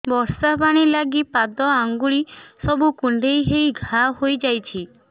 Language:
Odia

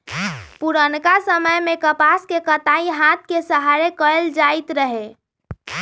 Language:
Magahi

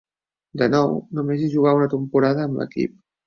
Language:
Catalan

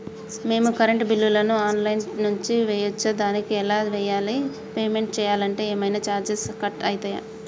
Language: Telugu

